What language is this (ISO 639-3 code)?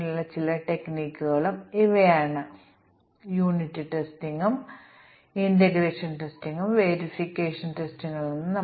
mal